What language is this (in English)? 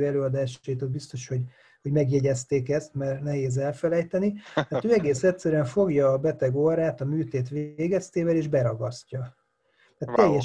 Hungarian